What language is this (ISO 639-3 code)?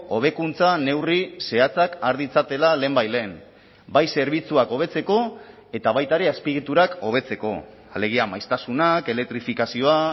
eus